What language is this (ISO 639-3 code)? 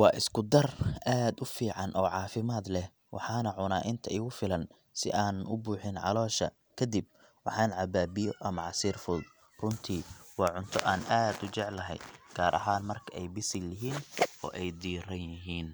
som